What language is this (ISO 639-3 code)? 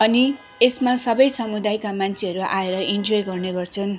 nep